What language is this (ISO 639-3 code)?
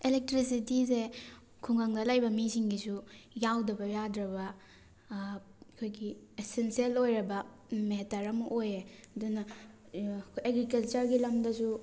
mni